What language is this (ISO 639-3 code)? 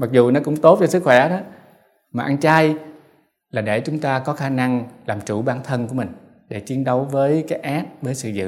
vie